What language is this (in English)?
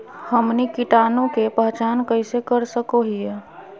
Magahi